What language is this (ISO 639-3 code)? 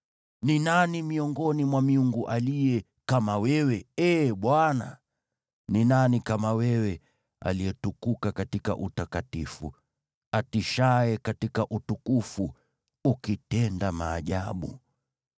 swa